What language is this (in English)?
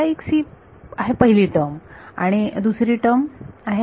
Marathi